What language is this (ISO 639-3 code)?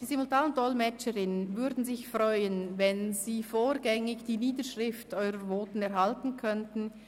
gsw